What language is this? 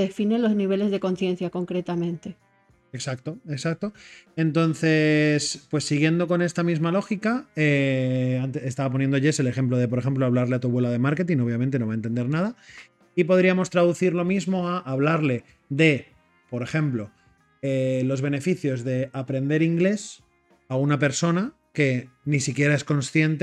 Spanish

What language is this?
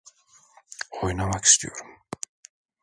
Turkish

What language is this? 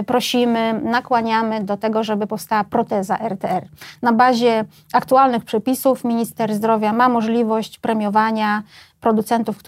Polish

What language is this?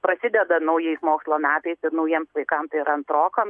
Lithuanian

